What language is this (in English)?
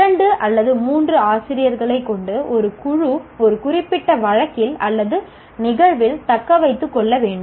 Tamil